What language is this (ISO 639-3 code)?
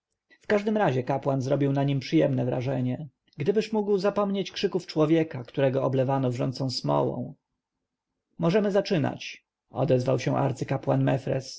pol